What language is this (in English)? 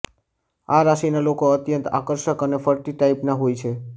Gujarati